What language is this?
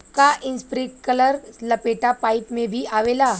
Bhojpuri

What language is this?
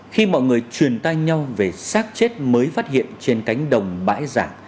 Vietnamese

